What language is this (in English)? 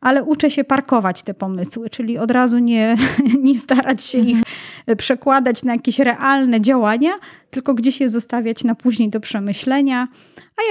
Polish